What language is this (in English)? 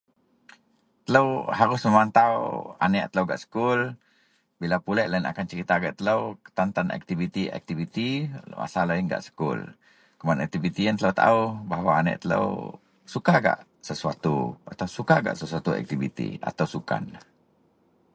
Central Melanau